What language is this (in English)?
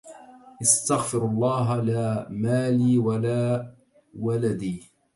Arabic